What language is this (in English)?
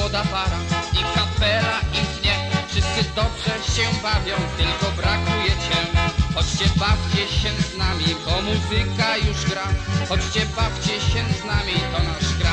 Polish